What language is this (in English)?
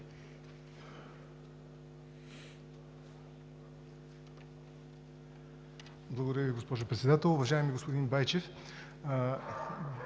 Bulgarian